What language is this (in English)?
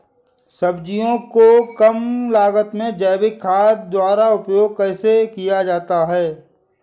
Hindi